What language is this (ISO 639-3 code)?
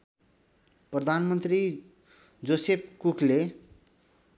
nep